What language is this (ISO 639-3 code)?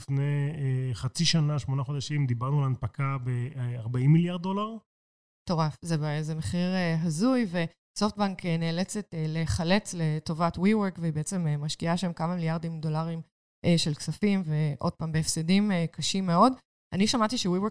heb